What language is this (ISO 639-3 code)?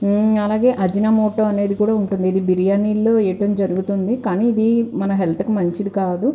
tel